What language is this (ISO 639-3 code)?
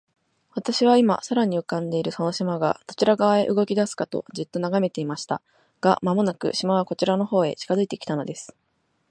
jpn